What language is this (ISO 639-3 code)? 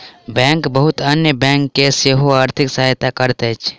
mai